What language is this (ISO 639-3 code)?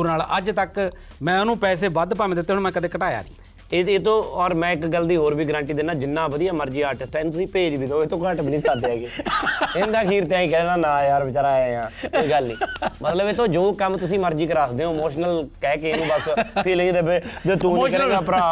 pan